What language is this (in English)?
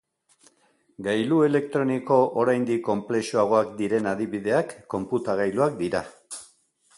Basque